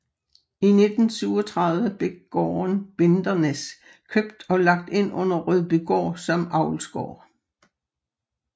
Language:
Danish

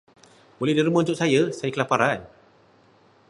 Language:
Malay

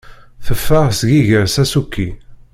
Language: Kabyle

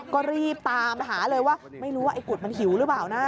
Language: Thai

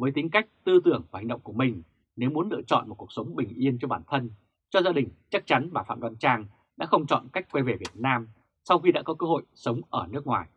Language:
Vietnamese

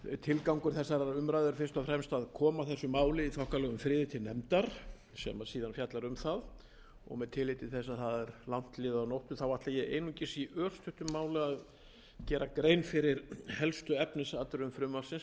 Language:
Icelandic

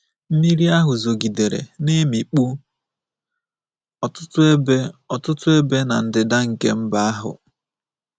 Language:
Igbo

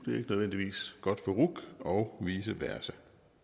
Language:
Danish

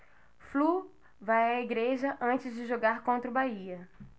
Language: Portuguese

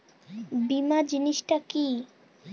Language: Bangla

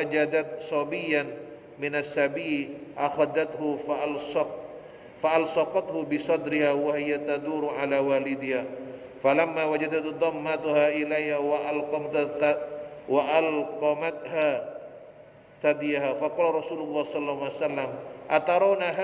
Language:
Indonesian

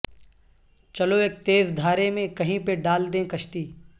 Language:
Urdu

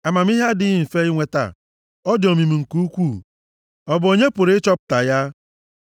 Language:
Igbo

